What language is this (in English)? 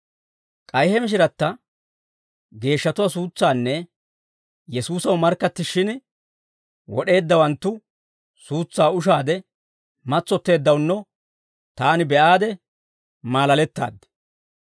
Dawro